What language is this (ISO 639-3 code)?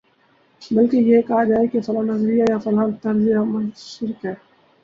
urd